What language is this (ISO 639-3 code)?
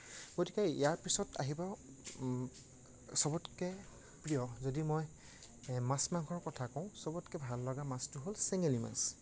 asm